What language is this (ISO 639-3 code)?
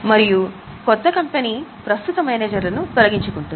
tel